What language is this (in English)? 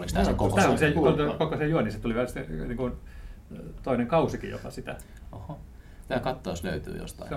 Finnish